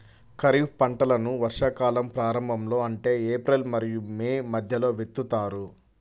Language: Telugu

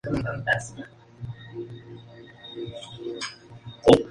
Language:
Spanish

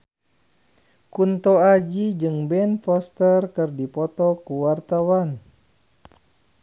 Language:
Sundanese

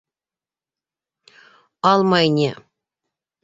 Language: Bashkir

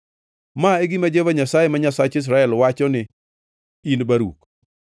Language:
Luo (Kenya and Tanzania)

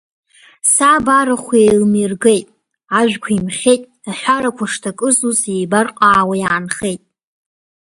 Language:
Abkhazian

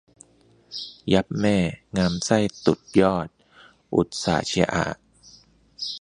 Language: Thai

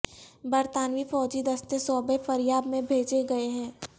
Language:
Urdu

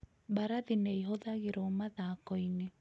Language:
Kikuyu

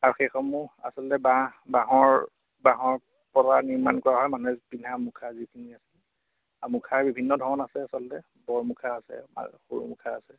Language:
Assamese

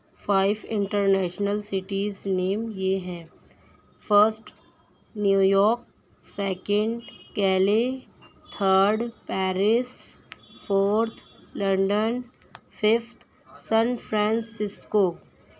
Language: Urdu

